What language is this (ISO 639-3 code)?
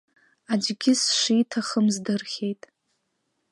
abk